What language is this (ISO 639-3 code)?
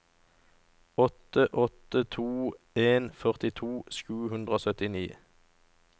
nor